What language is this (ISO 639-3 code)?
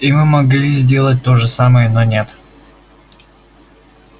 rus